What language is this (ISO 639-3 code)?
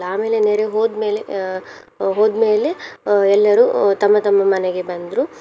kan